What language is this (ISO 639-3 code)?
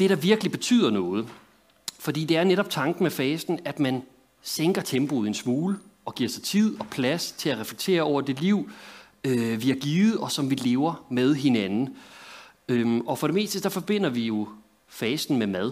dan